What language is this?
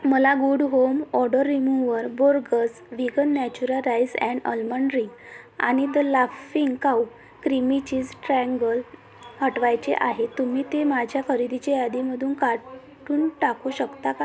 Marathi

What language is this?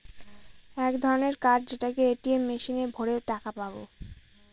Bangla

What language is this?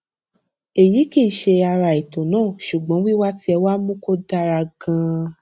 Yoruba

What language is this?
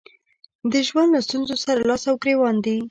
Pashto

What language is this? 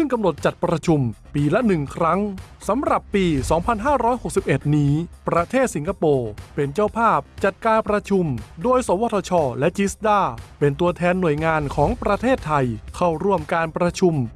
Thai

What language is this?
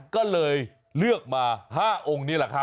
Thai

